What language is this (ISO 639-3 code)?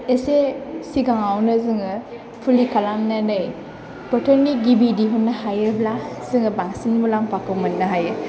brx